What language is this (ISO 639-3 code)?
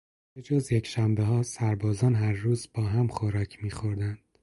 fas